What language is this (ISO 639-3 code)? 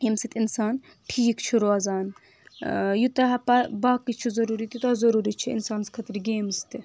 kas